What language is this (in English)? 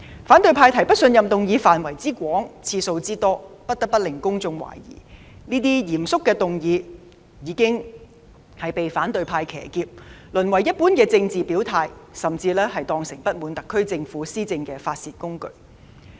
Cantonese